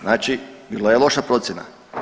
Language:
Croatian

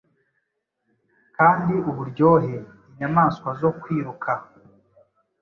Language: Kinyarwanda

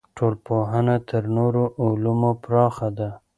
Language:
Pashto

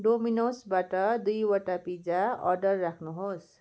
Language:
Nepali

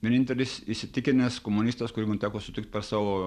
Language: Lithuanian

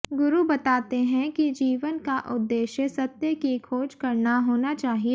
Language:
Hindi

